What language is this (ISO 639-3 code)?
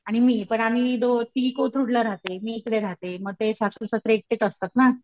mar